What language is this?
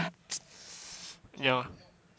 English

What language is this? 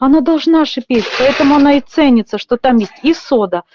Russian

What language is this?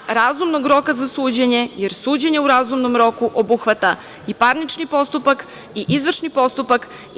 Serbian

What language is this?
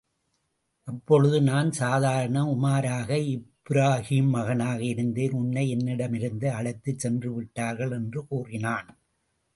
Tamil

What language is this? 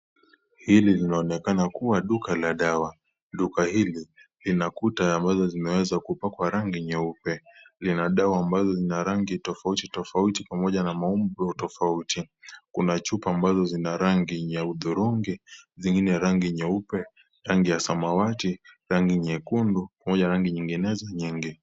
Swahili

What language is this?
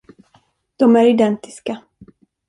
Swedish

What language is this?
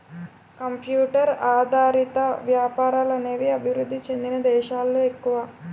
Telugu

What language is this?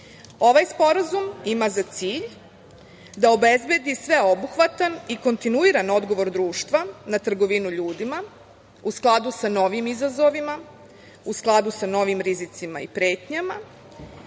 Serbian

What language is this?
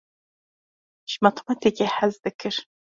Kurdish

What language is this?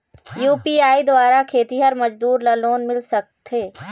Chhattisgarhi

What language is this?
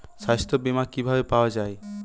Bangla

